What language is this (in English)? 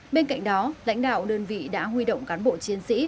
Vietnamese